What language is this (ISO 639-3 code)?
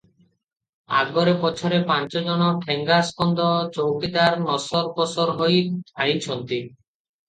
ori